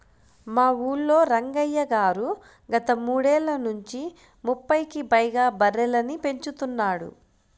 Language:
Telugu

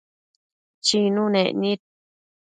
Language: Matsés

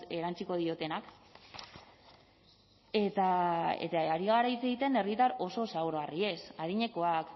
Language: Basque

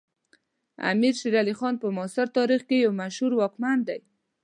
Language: Pashto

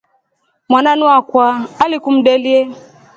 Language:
Rombo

